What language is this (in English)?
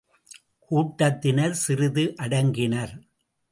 Tamil